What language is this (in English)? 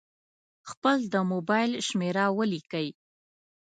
Pashto